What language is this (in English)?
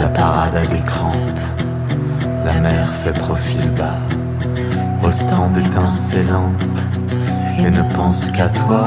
French